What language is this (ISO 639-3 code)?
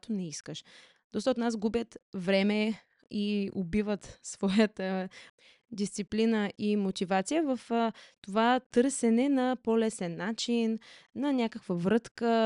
bul